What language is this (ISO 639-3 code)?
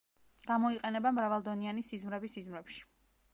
kat